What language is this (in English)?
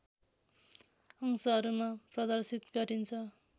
Nepali